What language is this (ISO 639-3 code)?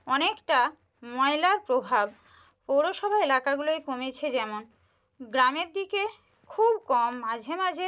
ben